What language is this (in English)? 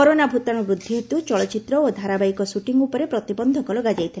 Odia